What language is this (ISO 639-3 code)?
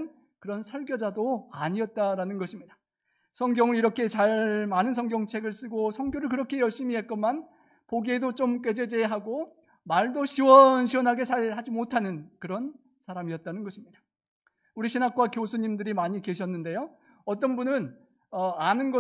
kor